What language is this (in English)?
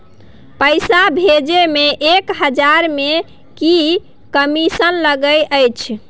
Maithili